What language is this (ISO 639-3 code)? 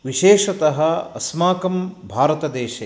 san